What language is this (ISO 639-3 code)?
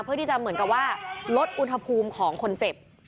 tha